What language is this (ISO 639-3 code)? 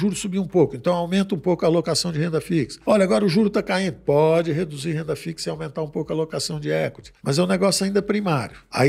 por